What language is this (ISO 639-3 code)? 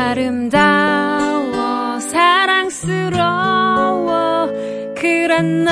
kor